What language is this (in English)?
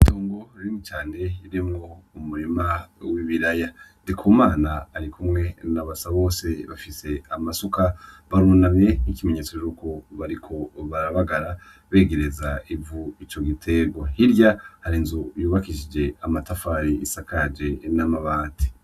Rundi